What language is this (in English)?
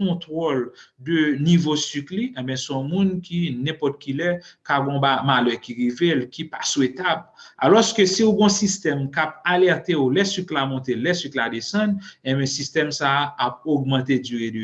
French